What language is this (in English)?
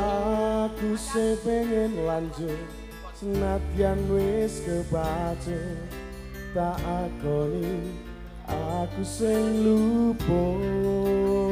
Indonesian